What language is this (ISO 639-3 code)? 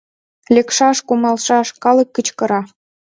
chm